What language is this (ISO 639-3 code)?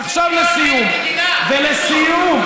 heb